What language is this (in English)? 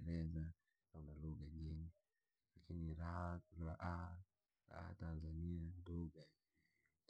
Langi